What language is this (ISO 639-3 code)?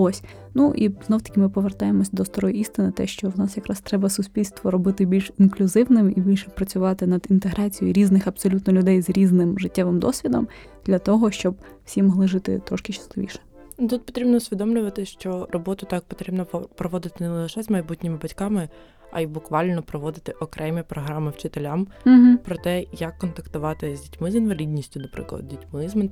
ukr